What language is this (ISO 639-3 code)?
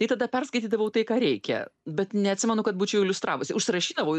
lit